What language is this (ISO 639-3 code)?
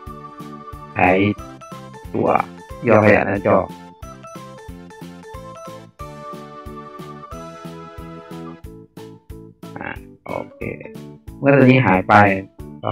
tha